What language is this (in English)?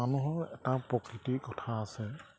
Assamese